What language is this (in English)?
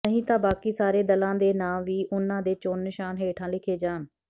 Punjabi